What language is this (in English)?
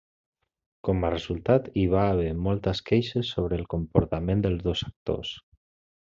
Catalan